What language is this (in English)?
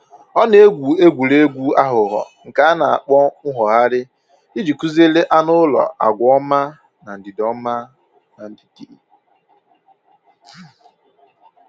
Igbo